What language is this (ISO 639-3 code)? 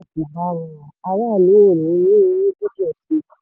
yor